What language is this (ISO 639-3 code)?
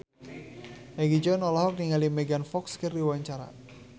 sun